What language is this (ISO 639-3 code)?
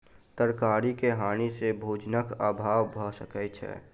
mai